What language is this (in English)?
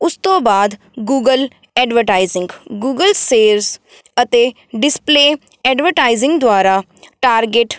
Punjabi